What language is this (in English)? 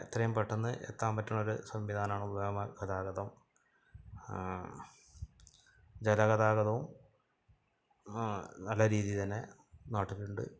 Malayalam